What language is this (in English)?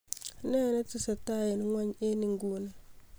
Kalenjin